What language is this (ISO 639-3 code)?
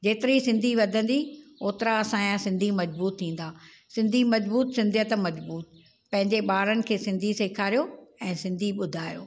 snd